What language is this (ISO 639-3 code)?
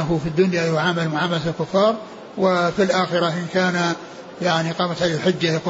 ara